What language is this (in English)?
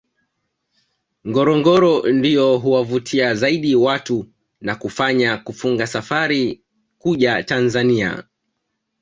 Swahili